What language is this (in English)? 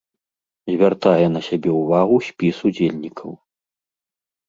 Belarusian